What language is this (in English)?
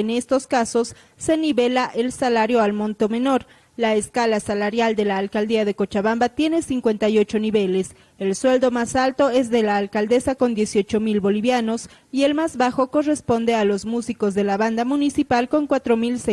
Spanish